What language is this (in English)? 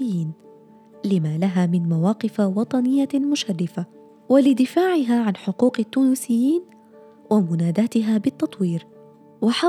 Arabic